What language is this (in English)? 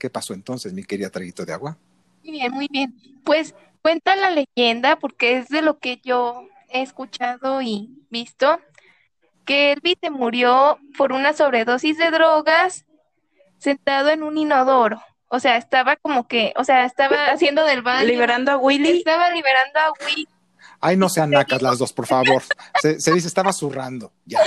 Spanish